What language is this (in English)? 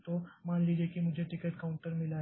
Hindi